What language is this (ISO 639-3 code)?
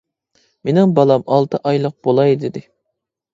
uig